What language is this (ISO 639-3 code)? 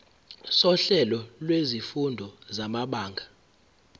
zul